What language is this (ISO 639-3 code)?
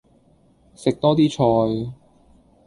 yue